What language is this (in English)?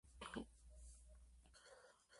Spanish